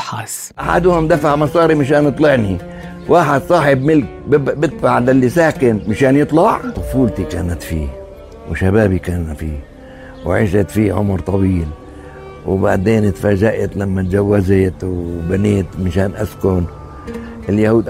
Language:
Arabic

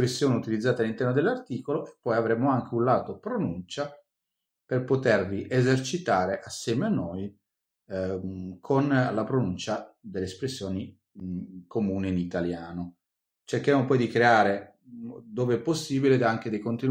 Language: Italian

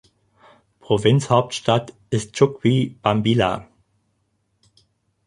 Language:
German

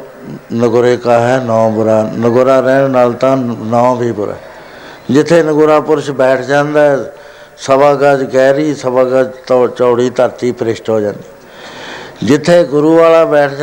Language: Punjabi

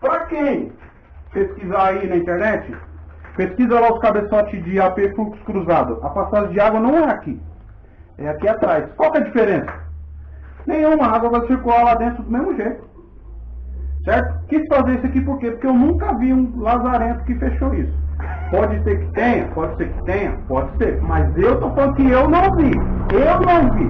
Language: Portuguese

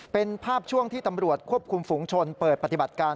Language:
Thai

